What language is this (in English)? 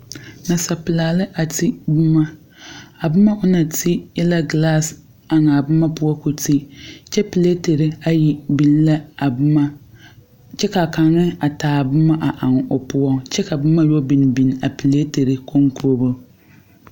Southern Dagaare